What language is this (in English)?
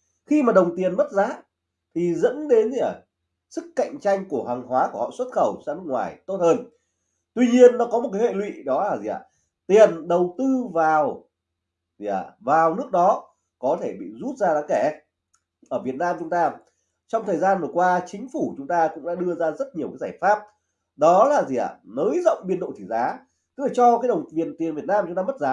Vietnamese